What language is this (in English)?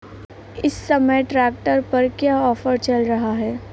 Hindi